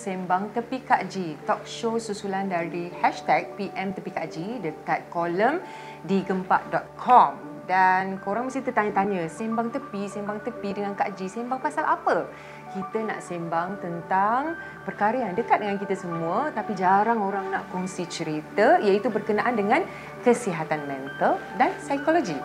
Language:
Malay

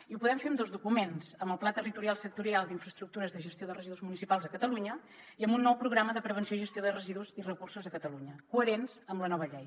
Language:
Catalan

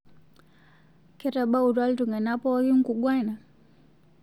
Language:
Masai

